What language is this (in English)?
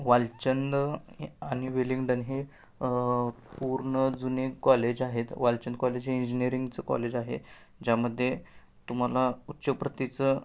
Marathi